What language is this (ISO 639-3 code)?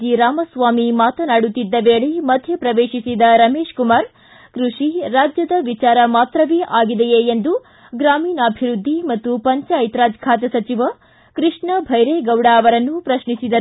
kan